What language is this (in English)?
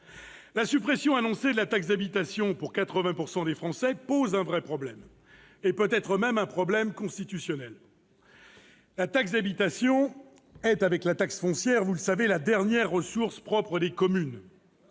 French